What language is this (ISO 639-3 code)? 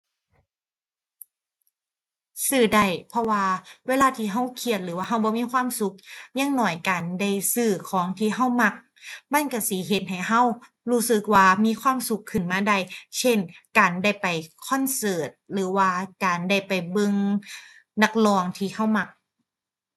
tha